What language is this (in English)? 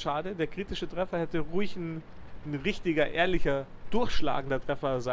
German